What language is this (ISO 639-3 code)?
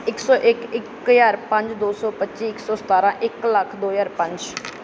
pan